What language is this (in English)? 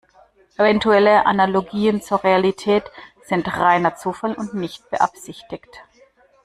German